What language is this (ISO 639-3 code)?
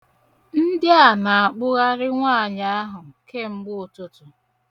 ibo